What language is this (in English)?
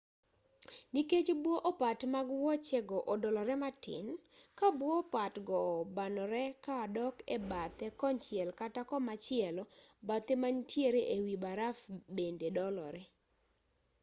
Luo (Kenya and Tanzania)